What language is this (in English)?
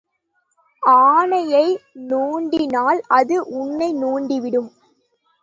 Tamil